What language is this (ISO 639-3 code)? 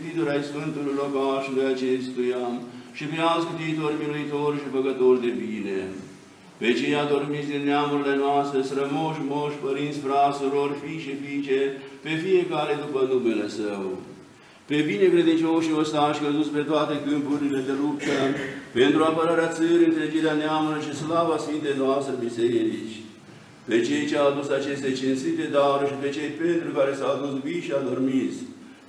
ron